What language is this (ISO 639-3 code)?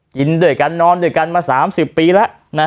tha